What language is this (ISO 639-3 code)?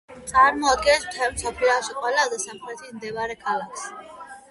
kat